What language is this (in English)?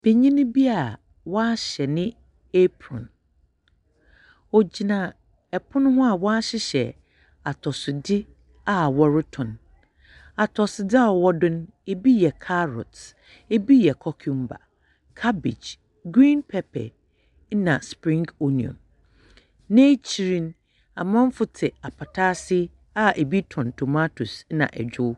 Akan